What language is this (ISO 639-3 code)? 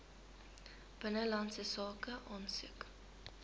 afr